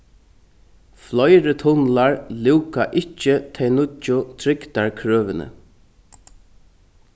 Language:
Faroese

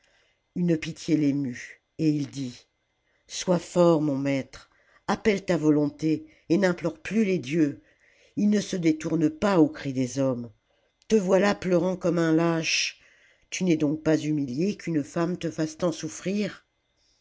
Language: French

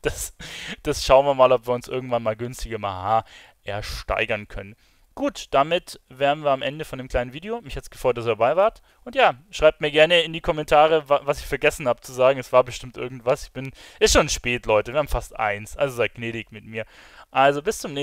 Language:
German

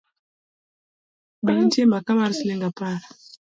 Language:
Luo (Kenya and Tanzania)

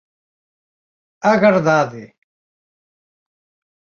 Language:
Galician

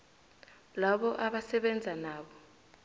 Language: South Ndebele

